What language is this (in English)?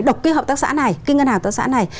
Vietnamese